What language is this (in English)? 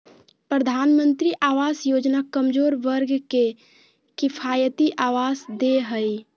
Magahi